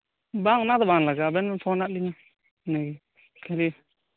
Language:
Santali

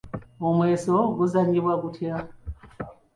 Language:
Ganda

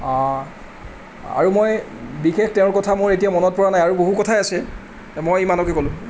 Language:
Assamese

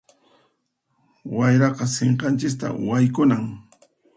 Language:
Puno Quechua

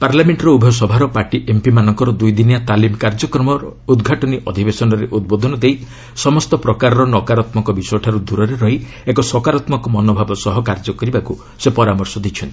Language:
Odia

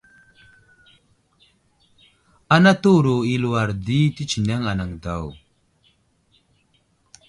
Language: Wuzlam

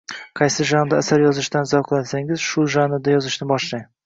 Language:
Uzbek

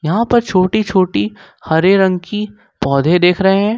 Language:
Hindi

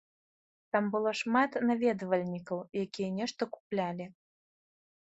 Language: Belarusian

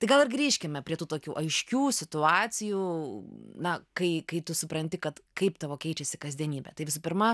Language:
Lithuanian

